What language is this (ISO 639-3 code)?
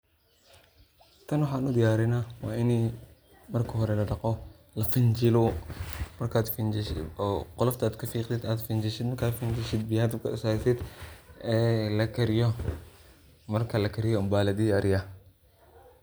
som